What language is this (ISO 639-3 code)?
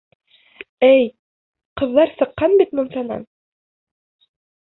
bak